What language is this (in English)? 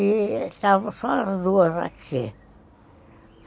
Portuguese